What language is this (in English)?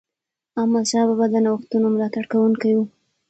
Pashto